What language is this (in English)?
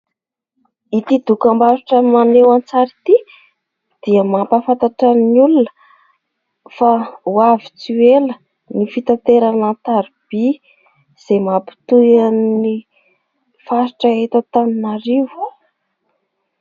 Malagasy